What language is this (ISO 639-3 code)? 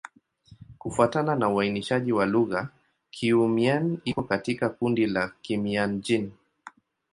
swa